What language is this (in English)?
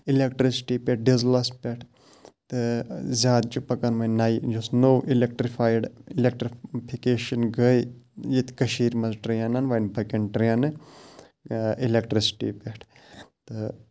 Kashmiri